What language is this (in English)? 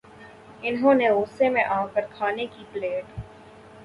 Urdu